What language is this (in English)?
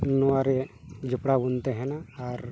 Santali